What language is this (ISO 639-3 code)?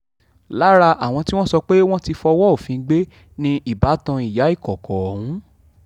yor